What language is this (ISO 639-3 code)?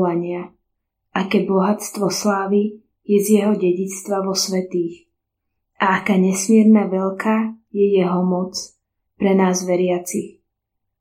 slk